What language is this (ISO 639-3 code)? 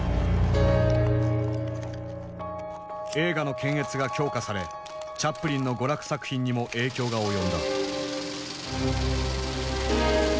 jpn